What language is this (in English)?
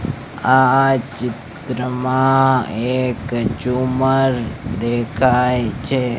Gujarati